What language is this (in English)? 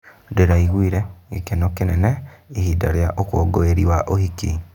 Kikuyu